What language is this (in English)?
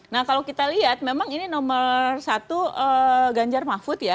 Indonesian